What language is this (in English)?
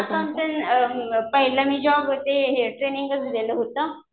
Marathi